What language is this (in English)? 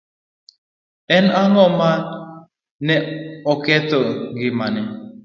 Luo (Kenya and Tanzania)